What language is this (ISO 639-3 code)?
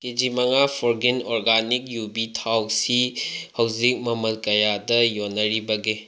mni